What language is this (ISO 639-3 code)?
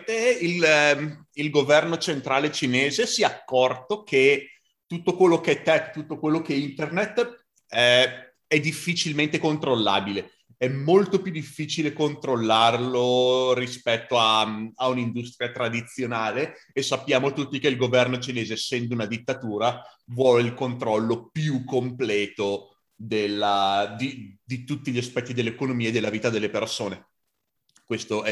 ita